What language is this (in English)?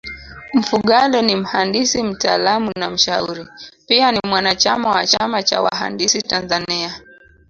Swahili